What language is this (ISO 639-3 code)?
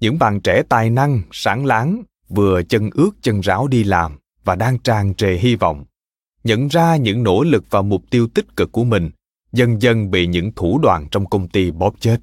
vie